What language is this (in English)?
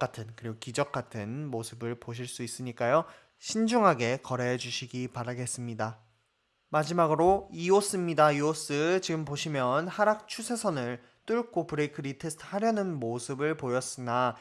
Korean